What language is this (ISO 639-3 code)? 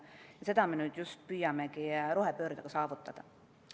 est